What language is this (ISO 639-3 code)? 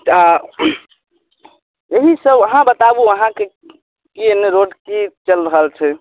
mai